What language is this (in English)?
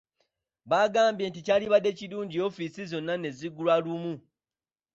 Ganda